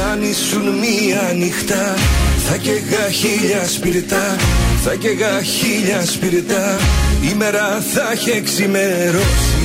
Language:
Greek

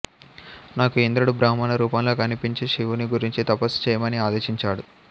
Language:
Telugu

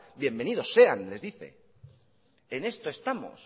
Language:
Spanish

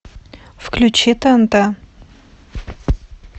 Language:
Russian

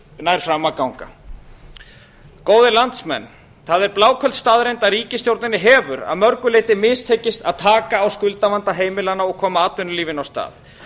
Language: Icelandic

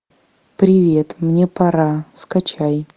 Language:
Russian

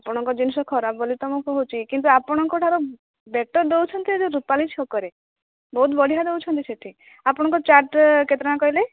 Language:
Odia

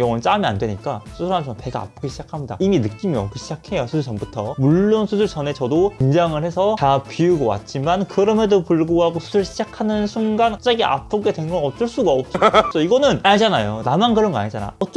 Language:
Korean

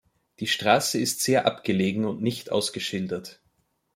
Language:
German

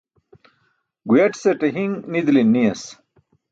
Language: Burushaski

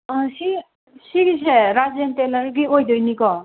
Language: Manipuri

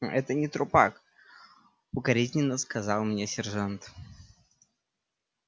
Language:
Russian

